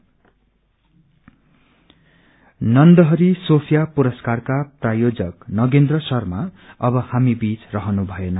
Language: Nepali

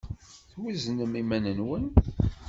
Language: Kabyle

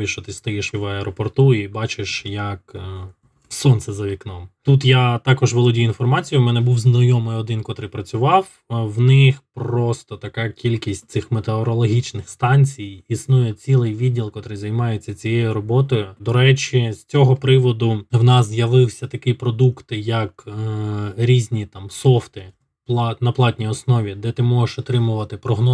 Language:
Ukrainian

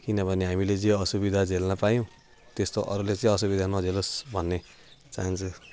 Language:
Nepali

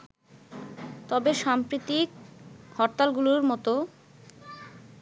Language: Bangla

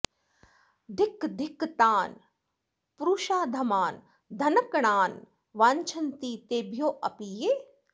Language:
Sanskrit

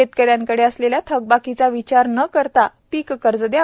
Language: Marathi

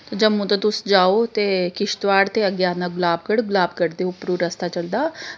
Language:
Dogri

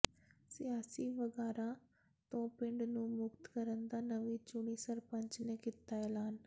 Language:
Punjabi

